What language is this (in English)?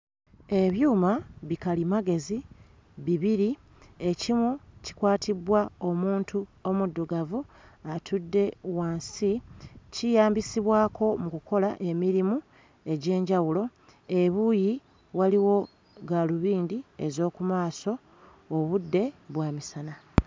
Ganda